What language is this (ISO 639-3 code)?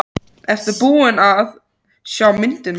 isl